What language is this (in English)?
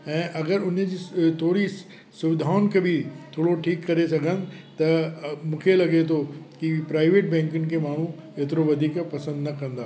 Sindhi